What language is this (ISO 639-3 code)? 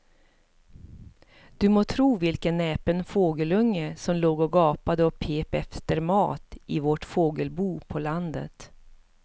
swe